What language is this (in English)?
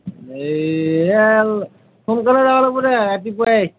Assamese